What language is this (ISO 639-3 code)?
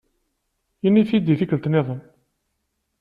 kab